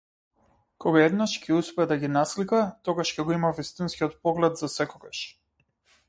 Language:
Macedonian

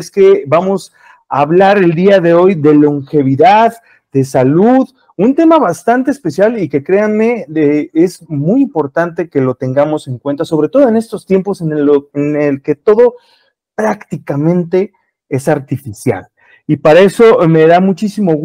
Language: Spanish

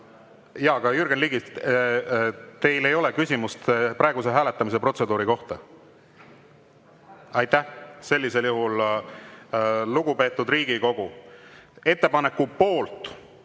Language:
Estonian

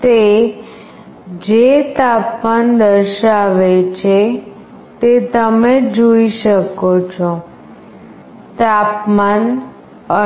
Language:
Gujarati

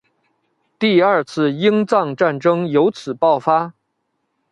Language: Chinese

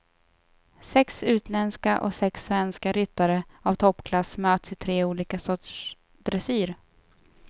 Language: Swedish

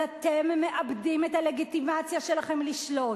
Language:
Hebrew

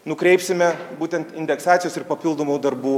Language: Lithuanian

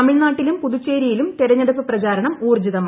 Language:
Malayalam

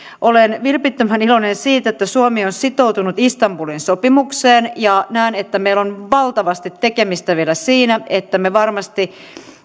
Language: Finnish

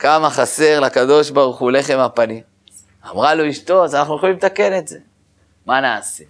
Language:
Hebrew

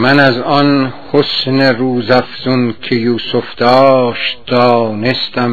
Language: Persian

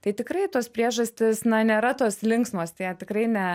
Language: Lithuanian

